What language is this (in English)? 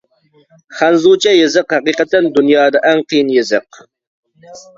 Uyghur